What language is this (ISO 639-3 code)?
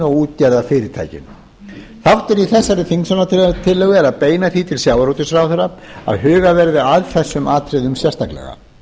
isl